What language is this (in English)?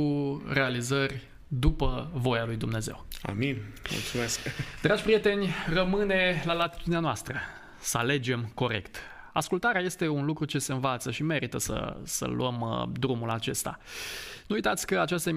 Romanian